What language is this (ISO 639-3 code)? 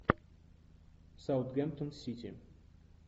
rus